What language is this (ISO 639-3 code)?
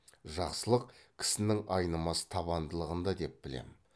kaz